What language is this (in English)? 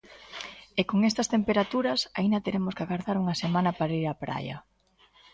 Galician